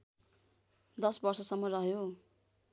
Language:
Nepali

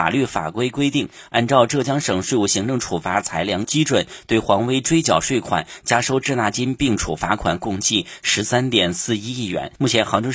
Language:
Chinese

